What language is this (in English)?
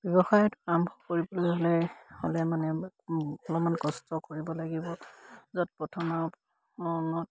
Assamese